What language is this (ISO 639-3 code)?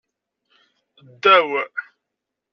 kab